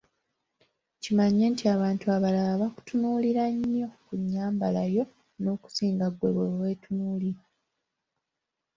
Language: Ganda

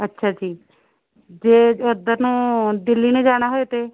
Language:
Punjabi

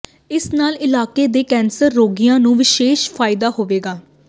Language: Punjabi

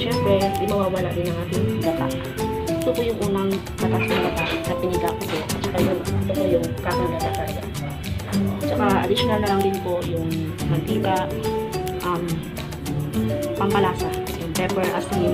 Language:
Thai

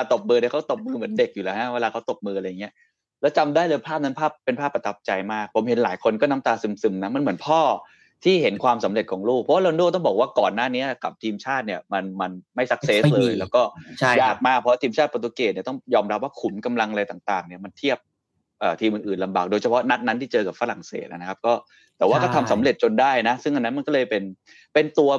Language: Thai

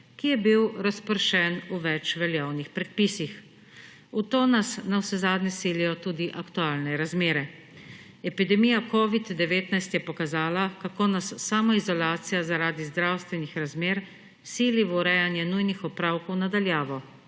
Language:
Slovenian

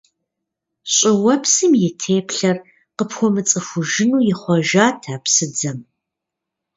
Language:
Kabardian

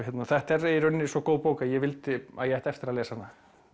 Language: Icelandic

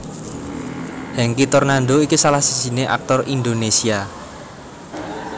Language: Javanese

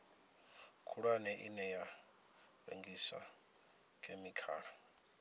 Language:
Venda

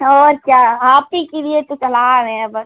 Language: Hindi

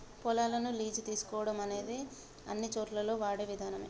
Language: Telugu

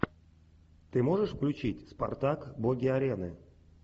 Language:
Russian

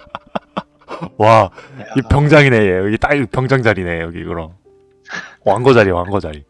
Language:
Korean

